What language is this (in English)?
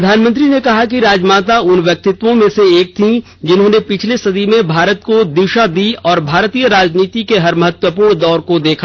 Hindi